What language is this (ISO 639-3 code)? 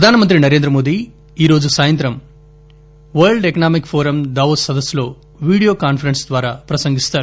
tel